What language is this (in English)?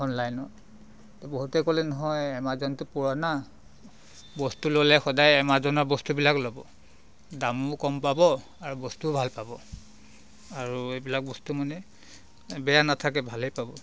Assamese